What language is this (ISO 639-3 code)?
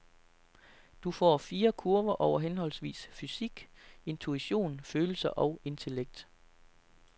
dan